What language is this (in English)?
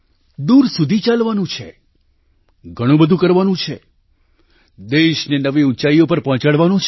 Gujarati